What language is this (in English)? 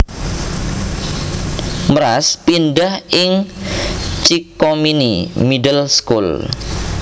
Javanese